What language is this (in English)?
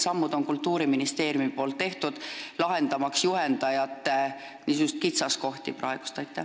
Estonian